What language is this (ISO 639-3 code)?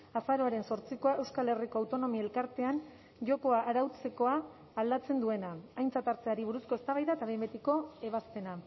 eus